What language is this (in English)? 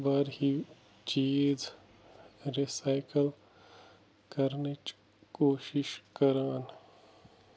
Kashmiri